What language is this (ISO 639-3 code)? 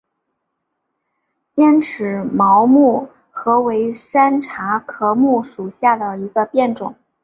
zho